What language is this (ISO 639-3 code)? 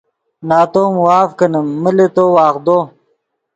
ydg